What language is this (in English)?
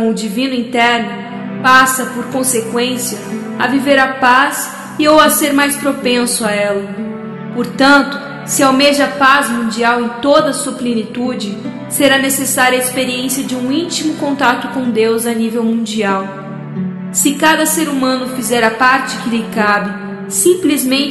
Portuguese